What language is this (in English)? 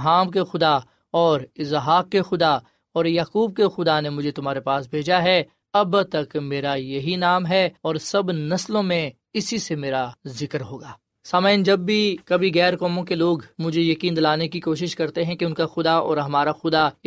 Urdu